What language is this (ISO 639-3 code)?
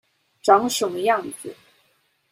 zho